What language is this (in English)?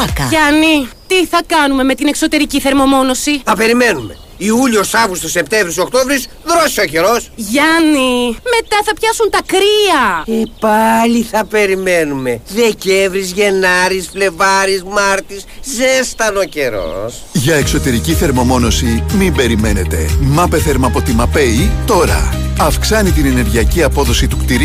Greek